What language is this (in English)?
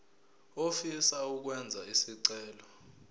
Zulu